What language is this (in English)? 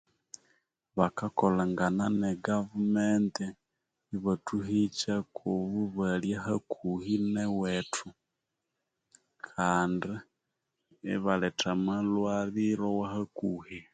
Konzo